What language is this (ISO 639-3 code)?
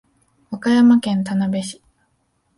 jpn